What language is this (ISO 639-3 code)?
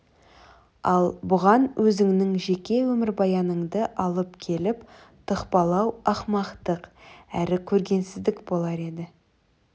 kaz